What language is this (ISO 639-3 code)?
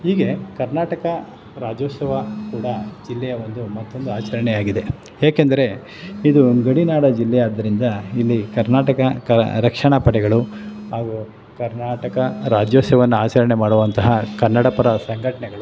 kan